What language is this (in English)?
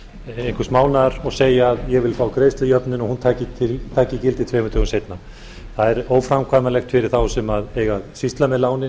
Icelandic